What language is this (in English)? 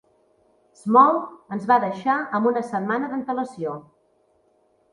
Catalan